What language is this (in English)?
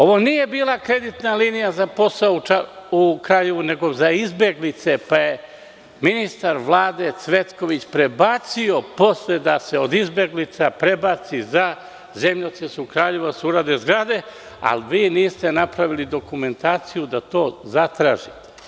Serbian